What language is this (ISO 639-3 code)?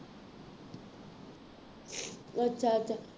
pan